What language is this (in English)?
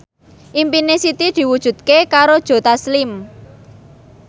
Javanese